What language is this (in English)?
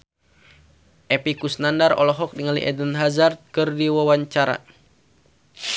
Sundanese